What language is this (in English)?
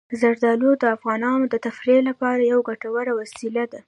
Pashto